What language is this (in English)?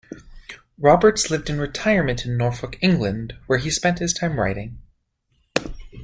English